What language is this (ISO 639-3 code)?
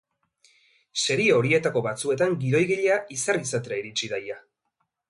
eus